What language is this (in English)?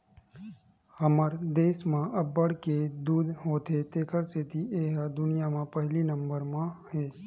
Chhattisgarhi